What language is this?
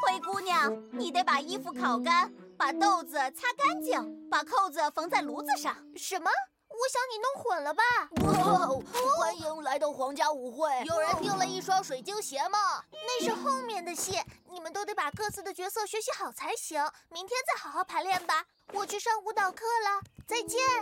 Chinese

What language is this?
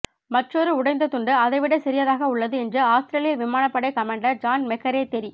Tamil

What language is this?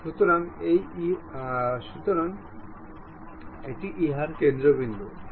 Bangla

